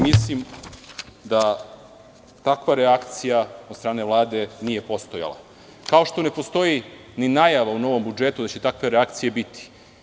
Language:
Serbian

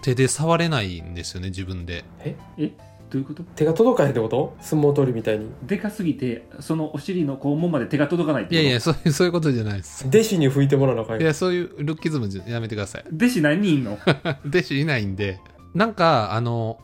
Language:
Japanese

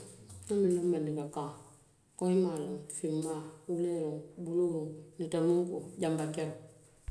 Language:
Western Maninkakan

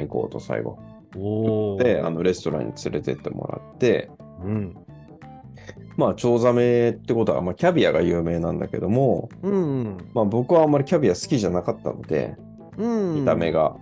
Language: Japanese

